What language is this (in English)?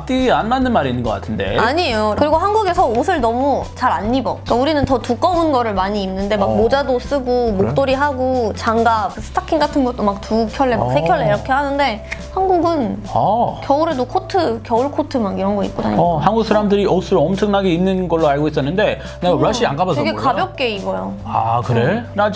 Korean